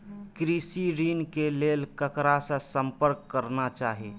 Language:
Maithili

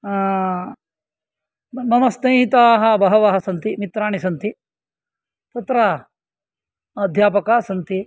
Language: Sanskrit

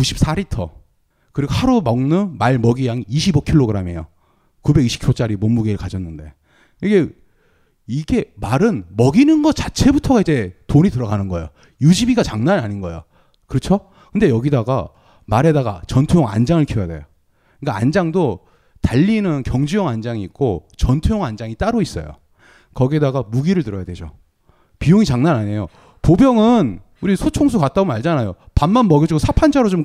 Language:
Korean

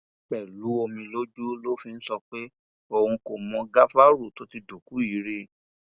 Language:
Yoruba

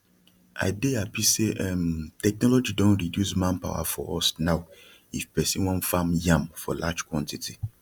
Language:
Nigerian Pidgin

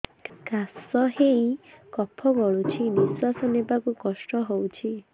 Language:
Odia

